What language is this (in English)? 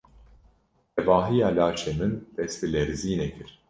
Kurdish